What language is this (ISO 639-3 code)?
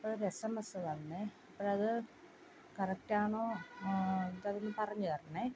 mal